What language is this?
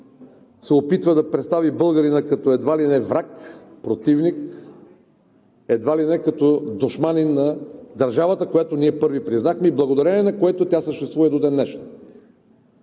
Bulgarian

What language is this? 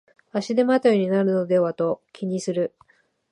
Japanese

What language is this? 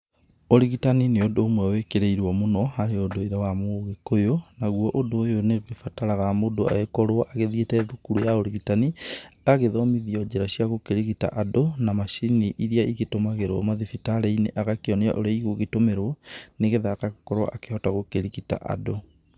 Kikuyu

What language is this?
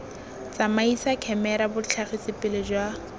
Tswana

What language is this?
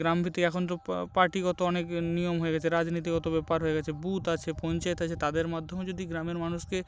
Bangla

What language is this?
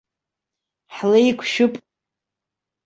Abkhazian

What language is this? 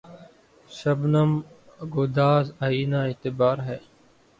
Urdu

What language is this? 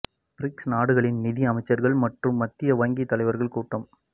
Tamil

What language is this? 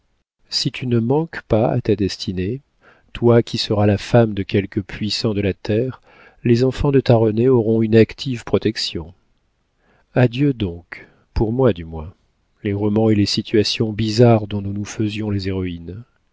French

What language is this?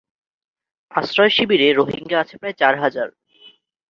Bangla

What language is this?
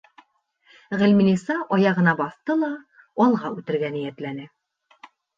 Bashkir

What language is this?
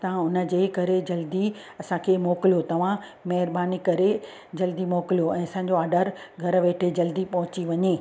Sindhi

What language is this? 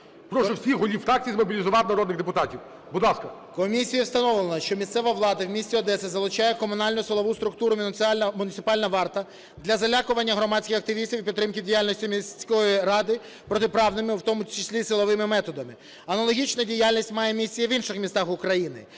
Ukrainian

